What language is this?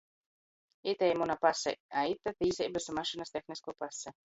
Latgalian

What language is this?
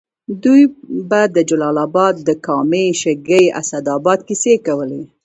Pashto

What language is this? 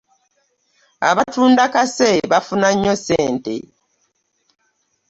Ganda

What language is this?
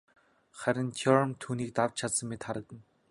Mongolian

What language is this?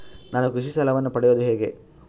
Kannada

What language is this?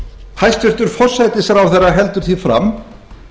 Icelandic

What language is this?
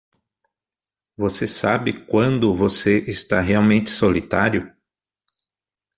Portuguese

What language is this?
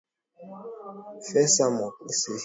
Swahili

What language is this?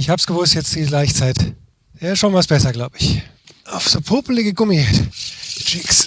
German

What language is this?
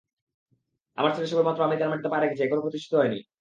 Bangla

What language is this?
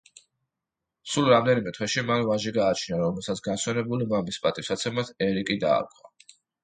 Georgian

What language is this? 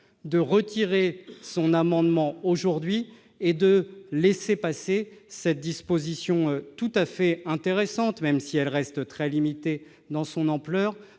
French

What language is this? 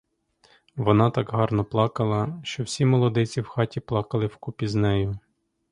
Ukrainian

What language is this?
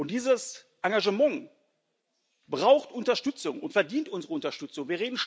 German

